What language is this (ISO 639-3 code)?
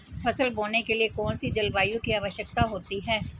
hin